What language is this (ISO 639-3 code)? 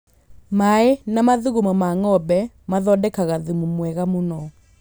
kik